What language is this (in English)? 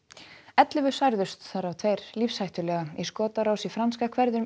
Icelandic